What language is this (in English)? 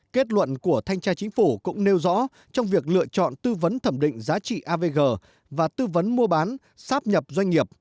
Vietnamese